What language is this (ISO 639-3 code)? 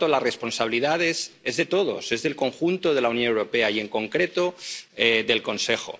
spa